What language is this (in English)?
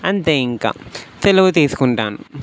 Telugu